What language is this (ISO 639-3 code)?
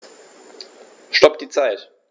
deu